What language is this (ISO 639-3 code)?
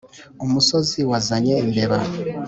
kin